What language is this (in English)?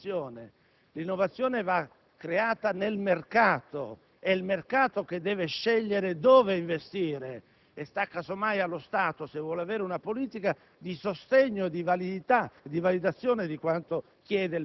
Italian